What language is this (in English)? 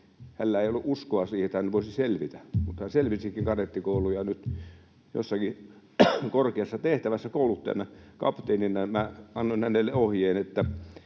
Finnish